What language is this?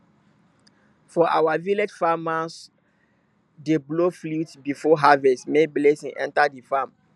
Nigerian Pidgin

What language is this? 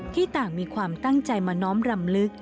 Thai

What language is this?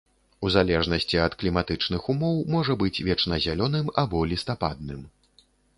Belarusian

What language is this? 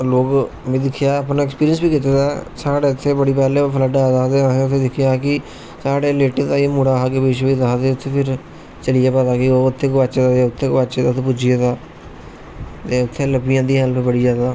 Dogri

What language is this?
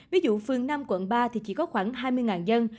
Vietnamese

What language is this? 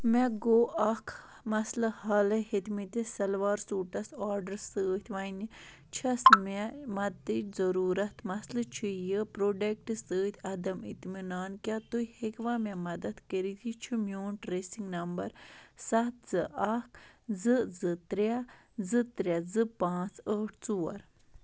Kashmiri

